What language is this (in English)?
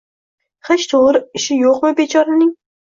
Uzbek